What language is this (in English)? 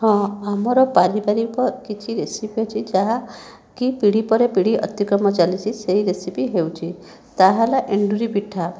Odia